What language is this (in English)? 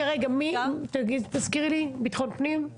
Hebrew